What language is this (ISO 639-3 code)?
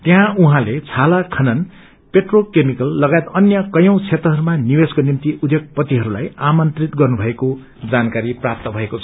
nep